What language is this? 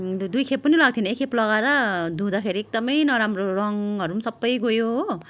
Nepali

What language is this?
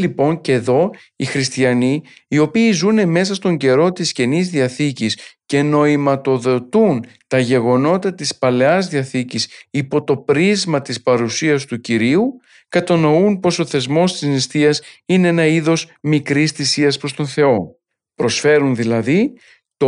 Greek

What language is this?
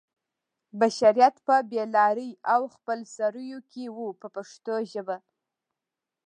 Pashto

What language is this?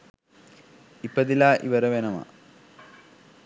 Sinhala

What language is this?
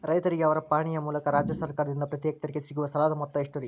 Kannada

